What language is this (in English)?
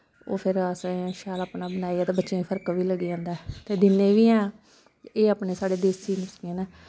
Dogri